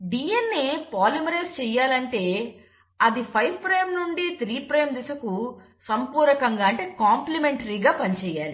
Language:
Telugu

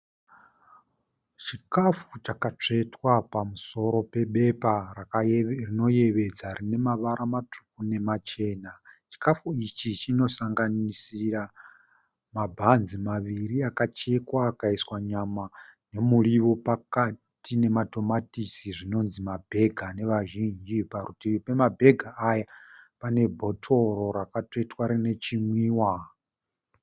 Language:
Shona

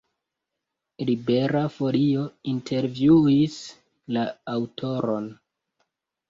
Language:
Esperanto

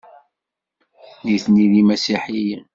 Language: Kabyle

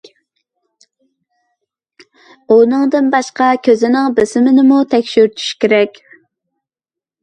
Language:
Uyghur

